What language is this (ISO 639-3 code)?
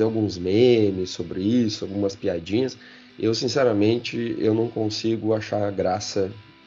por